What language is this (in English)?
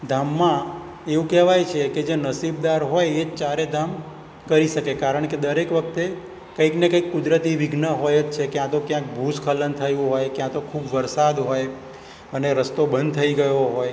Gujarati